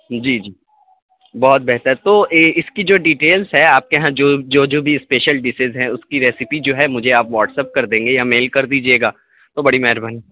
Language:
Urdu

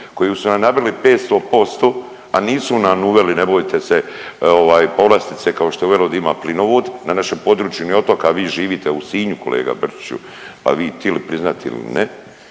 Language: Croatian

